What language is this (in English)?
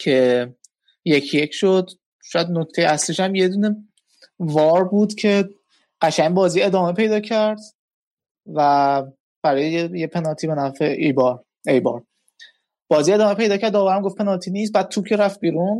Persian